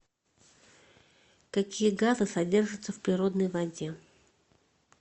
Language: Russian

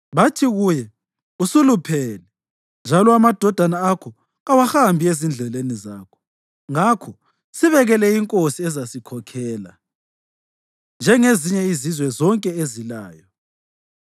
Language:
North Ndebele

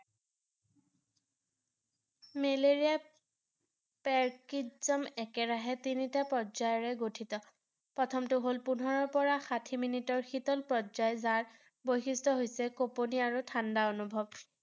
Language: Assamese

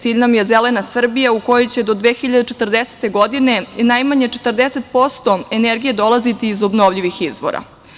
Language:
Serbian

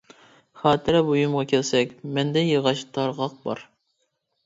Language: Uyghur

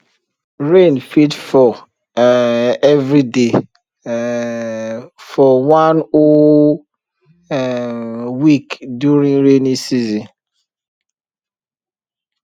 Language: Nigerian Pidgin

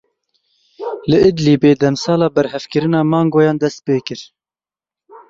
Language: Kurdish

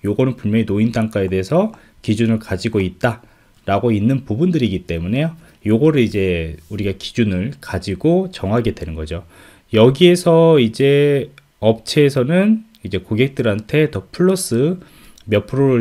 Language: Korean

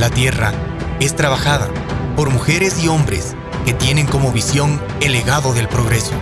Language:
Spanish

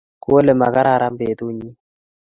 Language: Kalenjin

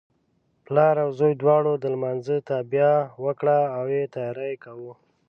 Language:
Pashto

